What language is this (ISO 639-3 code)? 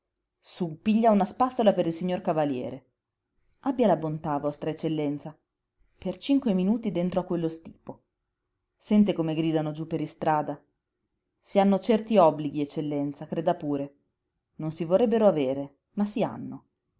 ita